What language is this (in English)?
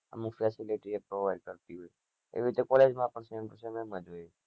Gujarati